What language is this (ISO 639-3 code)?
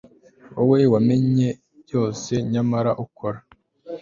kin